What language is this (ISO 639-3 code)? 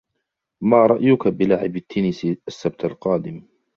ara